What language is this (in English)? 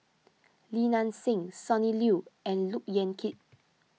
English